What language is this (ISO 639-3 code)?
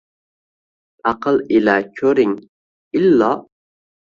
uzb